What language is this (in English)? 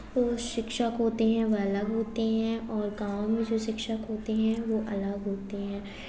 Hindi